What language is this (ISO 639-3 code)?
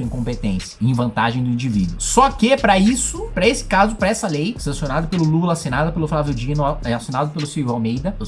por